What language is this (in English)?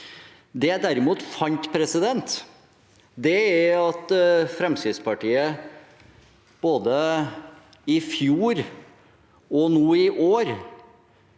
Norwegian